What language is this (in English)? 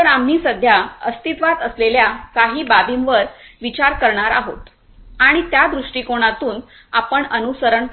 Marathi